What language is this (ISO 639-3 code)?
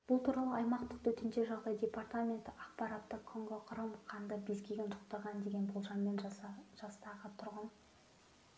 kaz